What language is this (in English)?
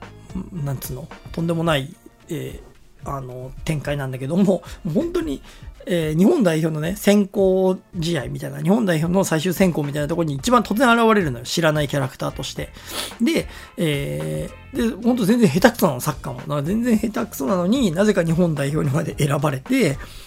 Japanese